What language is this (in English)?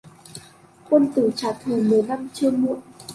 Vietnamese